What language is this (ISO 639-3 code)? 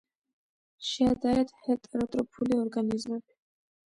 kat